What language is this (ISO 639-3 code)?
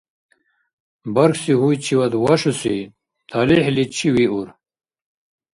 dar